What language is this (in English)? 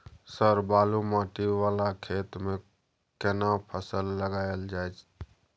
Maithili